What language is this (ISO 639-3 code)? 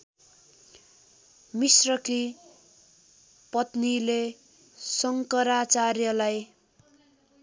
nep